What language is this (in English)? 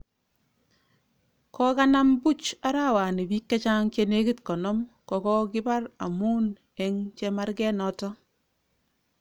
Kalenjin